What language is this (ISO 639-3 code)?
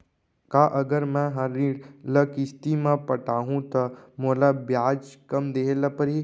hne